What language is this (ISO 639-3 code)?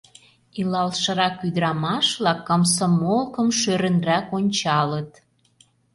chm